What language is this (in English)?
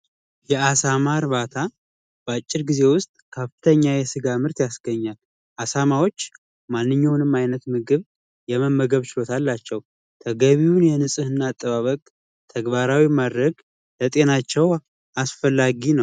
Amharic